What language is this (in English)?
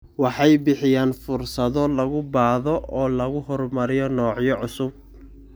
Somali